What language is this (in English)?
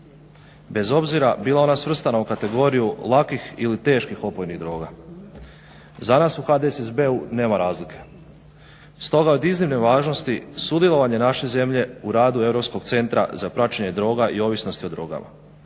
Croatian